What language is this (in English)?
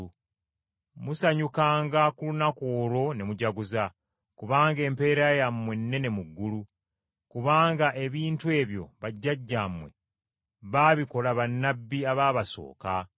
Ganda